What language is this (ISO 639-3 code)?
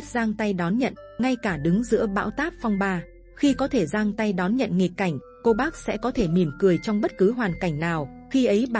vie